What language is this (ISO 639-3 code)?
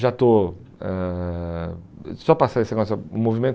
por